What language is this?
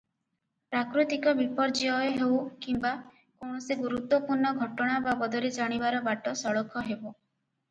Odia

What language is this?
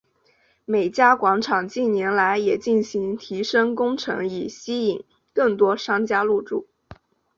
Chinese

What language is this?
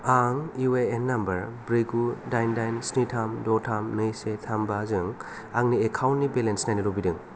Bodo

